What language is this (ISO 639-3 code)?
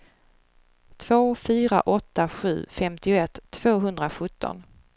swe